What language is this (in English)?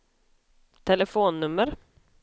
Swedish